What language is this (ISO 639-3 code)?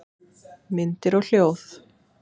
isl